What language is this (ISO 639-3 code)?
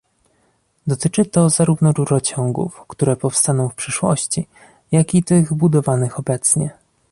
pol